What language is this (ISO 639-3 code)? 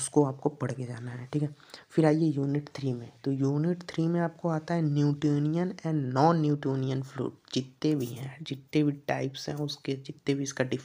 hin